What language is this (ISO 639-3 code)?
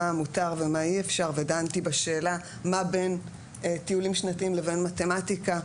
heb